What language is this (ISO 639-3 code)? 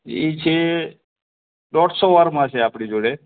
guj